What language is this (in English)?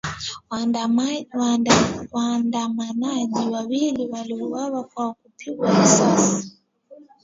Swahili